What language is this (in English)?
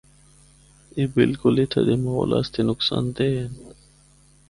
Northern Hindko